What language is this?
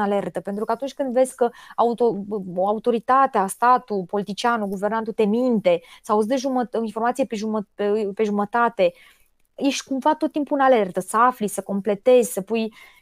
Romanian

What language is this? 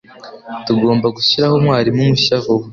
Kinyarwanda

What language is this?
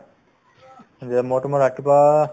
Assamese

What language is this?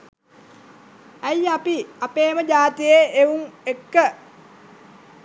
Sinhala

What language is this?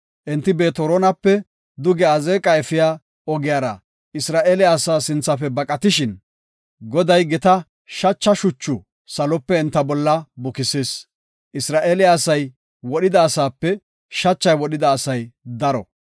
Gofa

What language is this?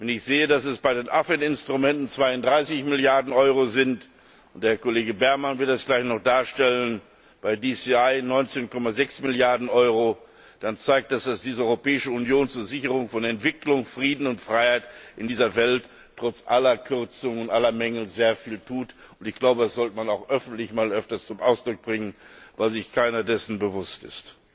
German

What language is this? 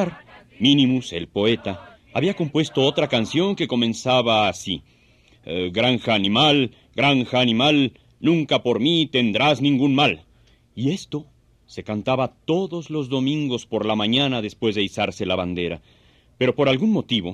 Spanish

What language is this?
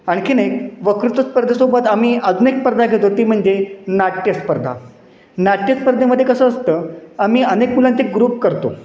Marathi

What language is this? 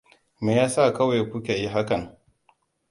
Hausa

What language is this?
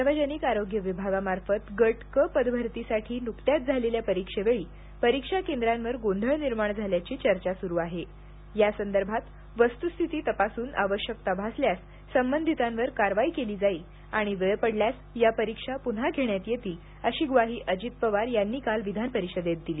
Marathi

